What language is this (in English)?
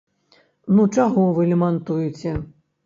Belarusian